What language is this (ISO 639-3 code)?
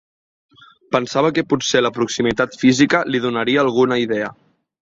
cat